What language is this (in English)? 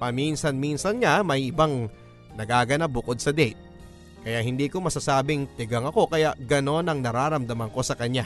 Filipino